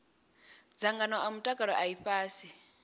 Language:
Venda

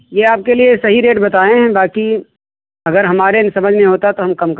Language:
Hindi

